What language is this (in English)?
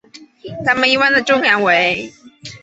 Chinese